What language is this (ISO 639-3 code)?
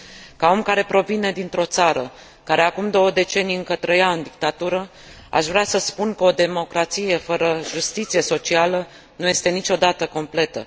ron